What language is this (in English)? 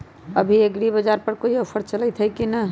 Magahi